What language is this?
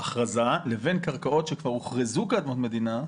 Hebrew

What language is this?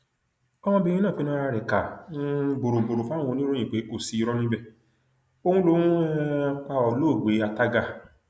Yoruba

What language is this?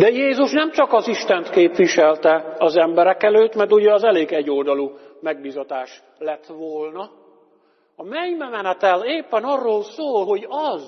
Hungarian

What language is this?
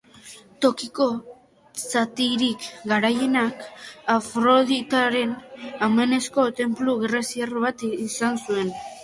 Basque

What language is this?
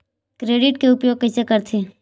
Chhattisgarhi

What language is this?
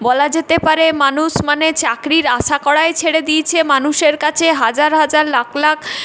Bangla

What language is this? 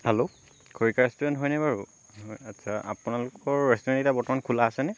Assamese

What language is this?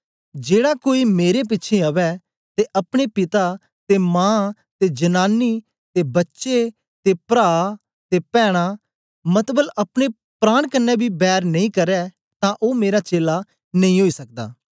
Dogri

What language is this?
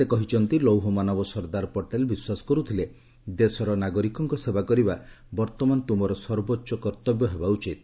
Odia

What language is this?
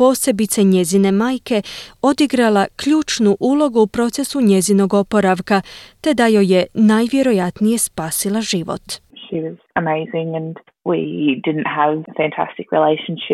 Croatian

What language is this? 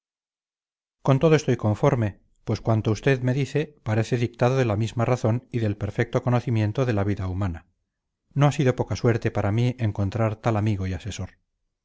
Spanish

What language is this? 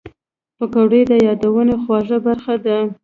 Pashto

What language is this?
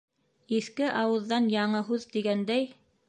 Bashkir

